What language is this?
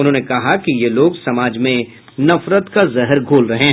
Hindi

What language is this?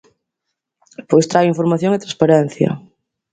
Galician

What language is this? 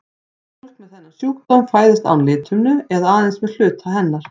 Icelandic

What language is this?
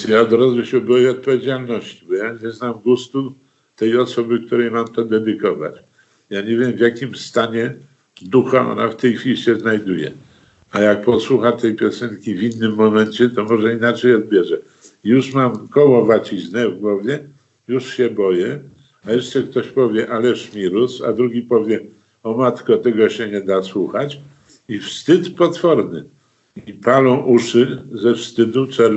Polish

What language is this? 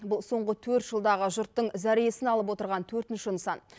Kazakh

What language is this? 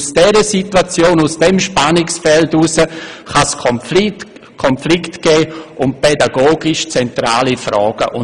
Swiss German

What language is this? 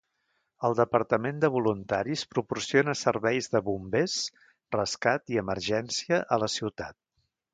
Catalan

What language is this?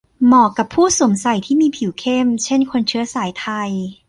Thai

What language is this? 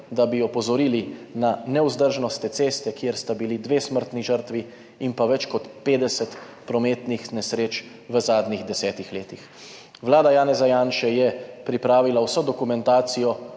Slovenian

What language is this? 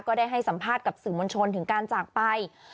Thai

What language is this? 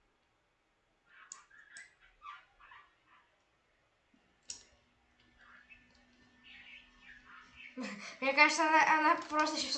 Russian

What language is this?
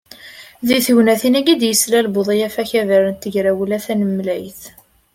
Kabyle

